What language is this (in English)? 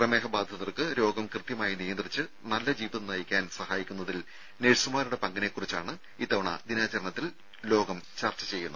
Malayalam